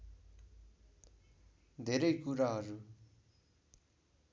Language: Nepali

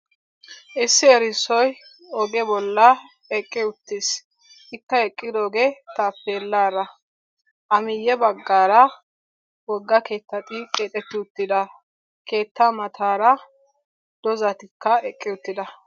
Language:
Wolaytta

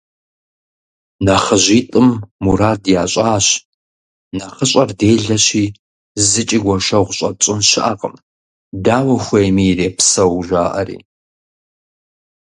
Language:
Kabardian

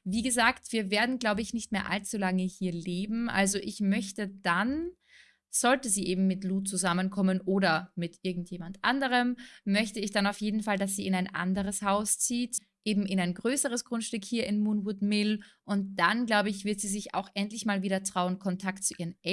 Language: German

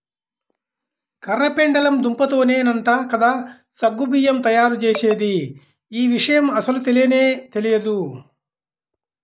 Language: Telugu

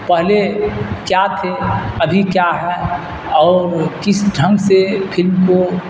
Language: Urdu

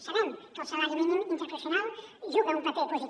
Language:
Catalan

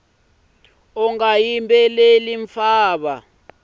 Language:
Tsonga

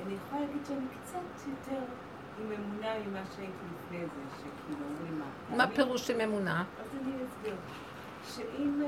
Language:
Hebrew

